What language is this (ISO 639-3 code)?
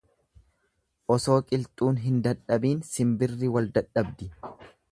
orm